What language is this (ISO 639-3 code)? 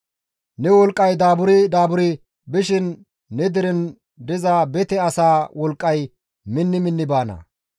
gmv